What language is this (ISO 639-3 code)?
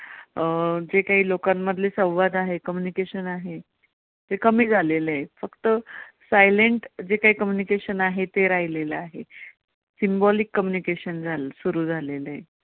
mar